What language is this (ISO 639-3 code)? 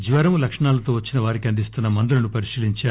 tel